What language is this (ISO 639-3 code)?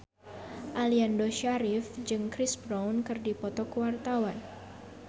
sun